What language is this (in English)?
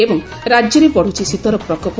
Odia